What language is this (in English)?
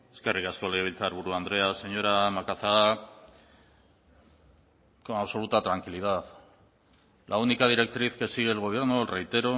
Spanish